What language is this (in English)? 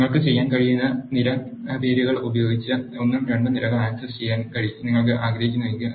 Malayalam